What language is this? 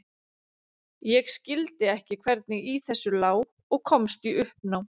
Icelandic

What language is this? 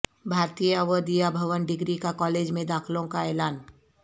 Urdu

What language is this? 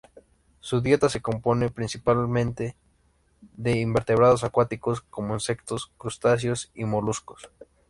Spanish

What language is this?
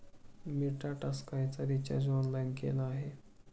Marathi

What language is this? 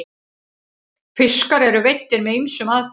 Icelandic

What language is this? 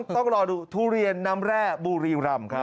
Thai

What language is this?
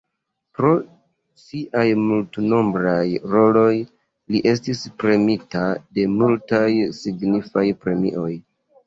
Esperanto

